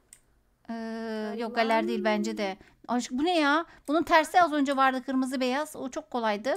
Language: Turkish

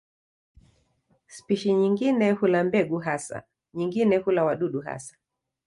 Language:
Swahili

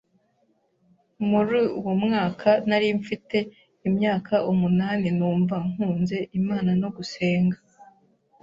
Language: Kinyarwanda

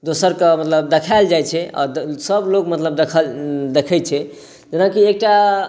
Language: Maithili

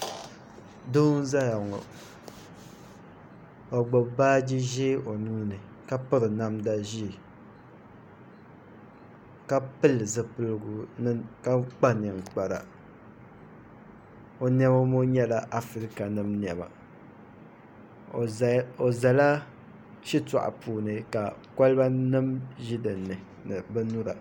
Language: Dagbani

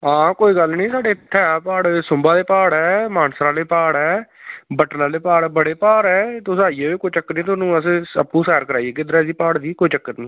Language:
Dogri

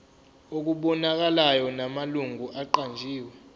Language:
Zulu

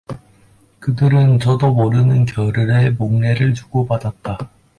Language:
Korean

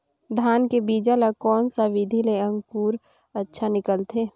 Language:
Chhattisgarhi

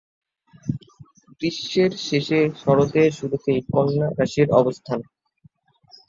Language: Bangla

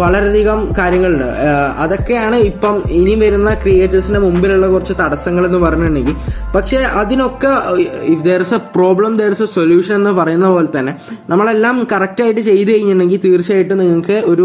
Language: Malayalam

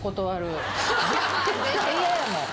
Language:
Japanese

